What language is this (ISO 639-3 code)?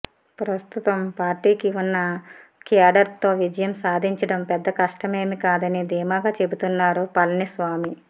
tel